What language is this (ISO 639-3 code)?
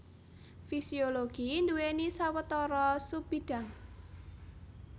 jav